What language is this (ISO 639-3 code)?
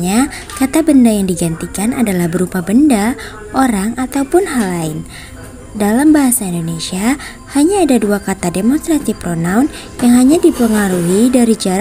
ind